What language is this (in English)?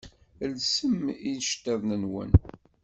Kabyle